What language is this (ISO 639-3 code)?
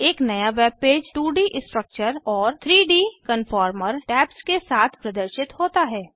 hin